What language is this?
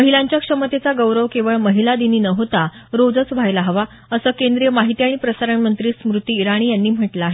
Marathi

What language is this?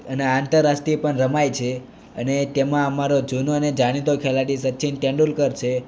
Gujarati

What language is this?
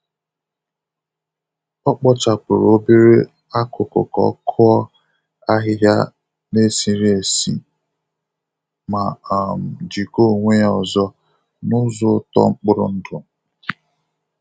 Igbo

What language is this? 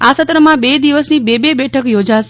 Gujarati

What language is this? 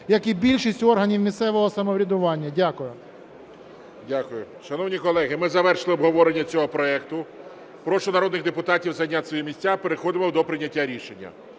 Ukrainian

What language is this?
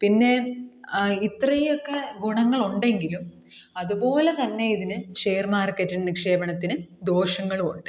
Malayalam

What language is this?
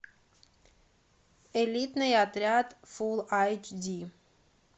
Russian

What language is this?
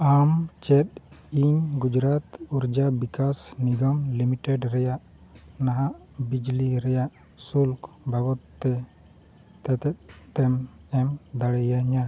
Santali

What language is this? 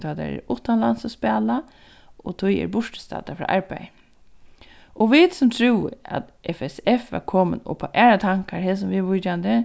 Faroese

